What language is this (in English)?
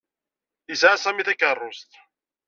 Kabyle